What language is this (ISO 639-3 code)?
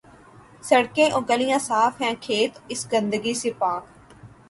urd